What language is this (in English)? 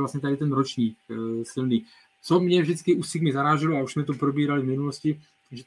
Czech